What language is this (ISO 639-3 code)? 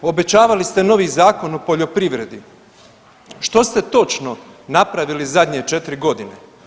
hrv